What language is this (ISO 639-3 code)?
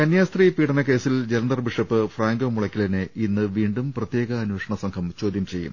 mal